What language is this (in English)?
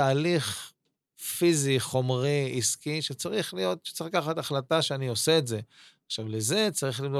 Hebrew